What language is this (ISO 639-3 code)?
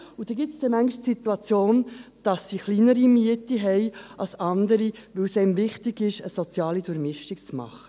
gsw